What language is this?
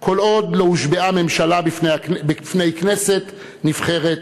Hebrew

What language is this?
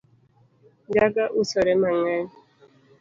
Luo (Kenya and Tanzania)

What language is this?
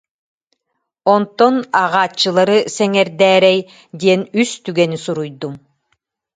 Yakut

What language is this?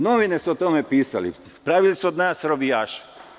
Serbian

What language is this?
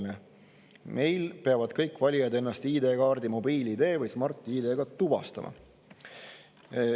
Estonian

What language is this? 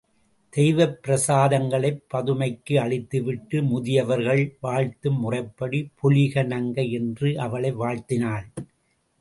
Tamil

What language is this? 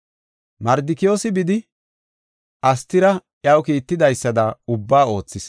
Gofa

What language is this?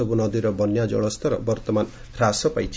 Odia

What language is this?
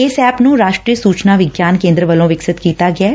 Punjabi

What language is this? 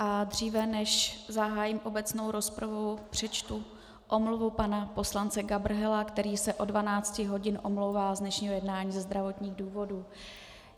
Czech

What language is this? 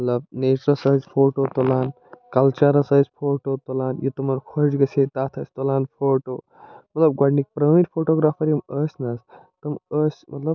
Kashmiri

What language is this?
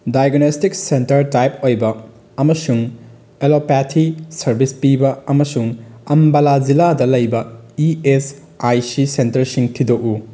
Manipuri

